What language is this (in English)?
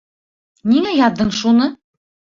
Bashkir